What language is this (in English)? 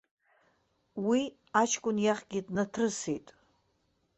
Abkhazian